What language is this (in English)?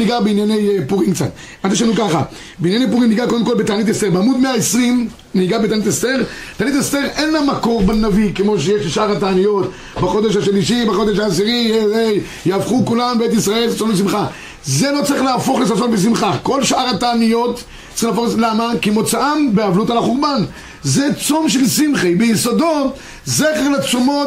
Hebrew